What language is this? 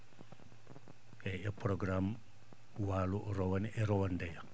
Fula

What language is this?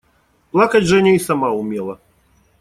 Russian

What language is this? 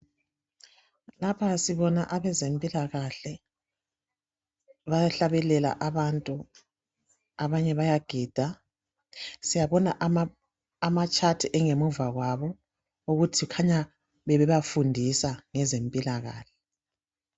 North Ndebele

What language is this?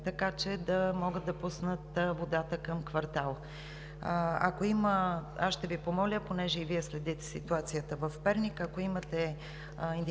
Bulgarian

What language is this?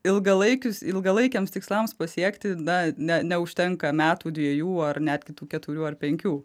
Lithuanian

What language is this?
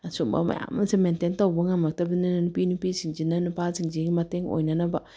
Manipuri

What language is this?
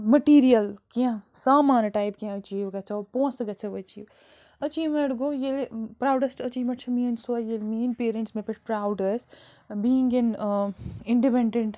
Kashmiri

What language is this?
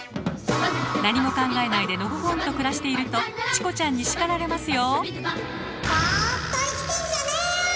Japanese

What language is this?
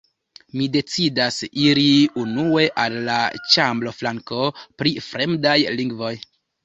Esperanto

